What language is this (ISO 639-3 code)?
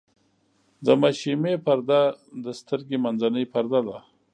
pus